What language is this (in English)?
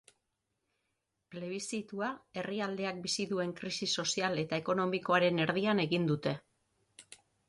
Basque